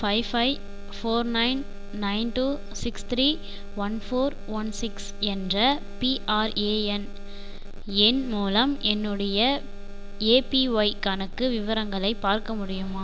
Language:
Tamil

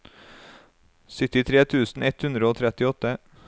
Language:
Norwegian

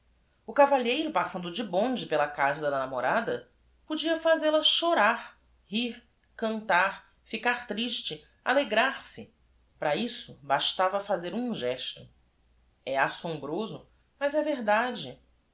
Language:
Portuguese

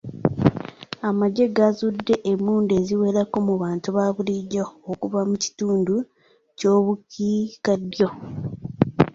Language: Ganda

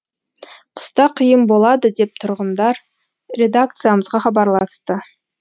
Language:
Kazakh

